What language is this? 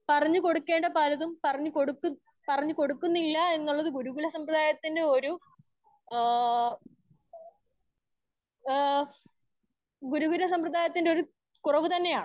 Malayalam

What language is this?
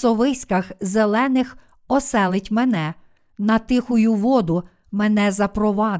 Ukrainian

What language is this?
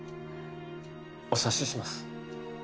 Japanese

